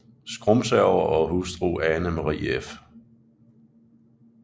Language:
Danish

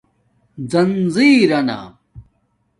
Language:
Domaaki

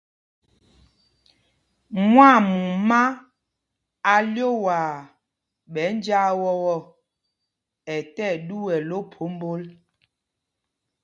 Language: Mpumpong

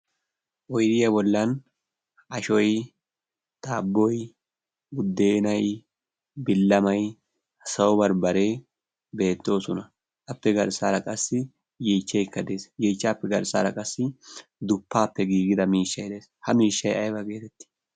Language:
Wolaytta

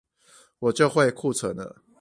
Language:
Chinese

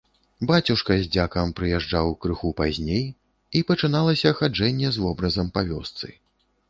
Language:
Belarusian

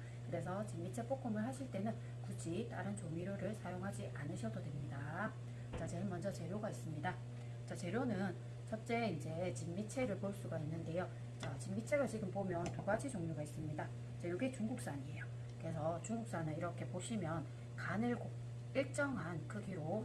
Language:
Korean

